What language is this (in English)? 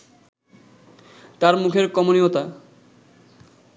Bangla